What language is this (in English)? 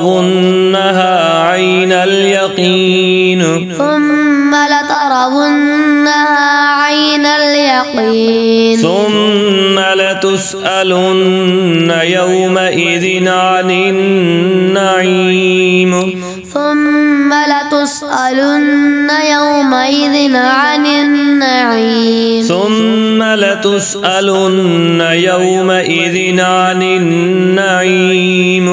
Arabic